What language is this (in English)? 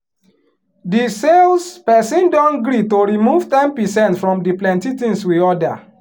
Nigerian Pidgin